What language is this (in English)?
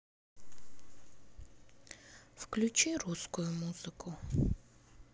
Russian